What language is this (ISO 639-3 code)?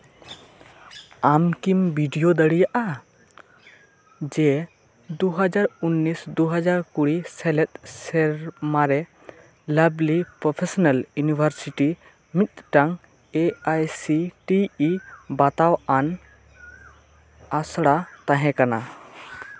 sat